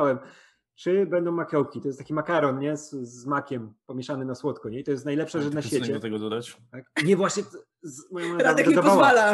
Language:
Polish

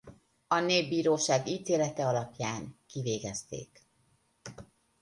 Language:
Hungarian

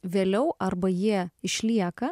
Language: Lithuanian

